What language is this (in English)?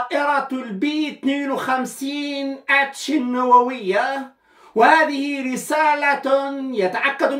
Arabic